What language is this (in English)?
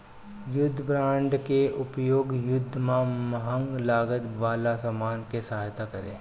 Bhojpuri